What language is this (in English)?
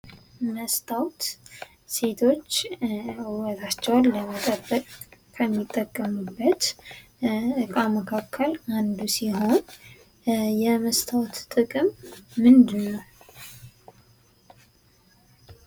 Amharic